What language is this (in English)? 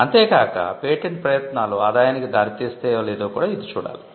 Telugu